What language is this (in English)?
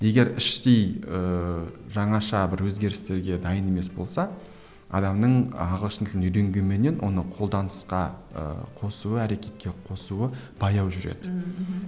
Kazakh